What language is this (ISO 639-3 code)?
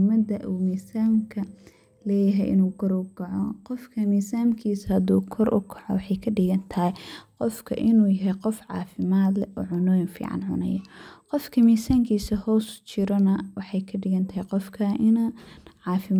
som